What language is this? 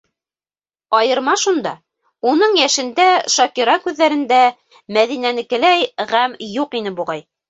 Bashkir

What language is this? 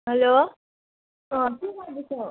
Nepali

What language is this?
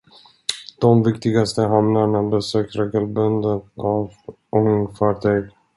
Swedish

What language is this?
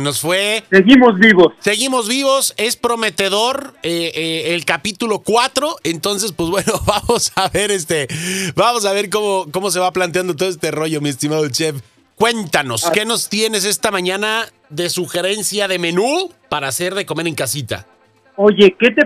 Spanish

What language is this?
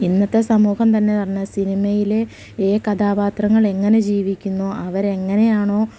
Malayalam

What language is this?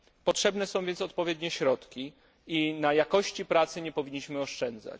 Polish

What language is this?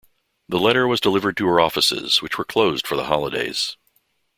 English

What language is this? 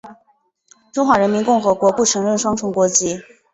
Chinese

